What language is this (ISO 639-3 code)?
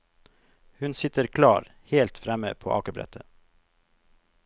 nor